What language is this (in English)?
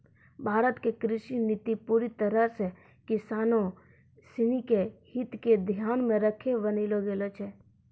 Maithili